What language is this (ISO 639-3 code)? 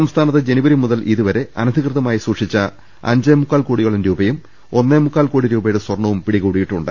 mal